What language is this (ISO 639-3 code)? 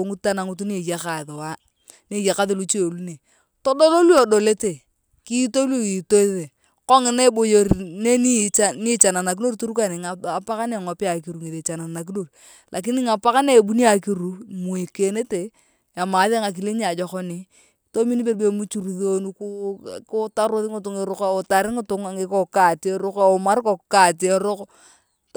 tuv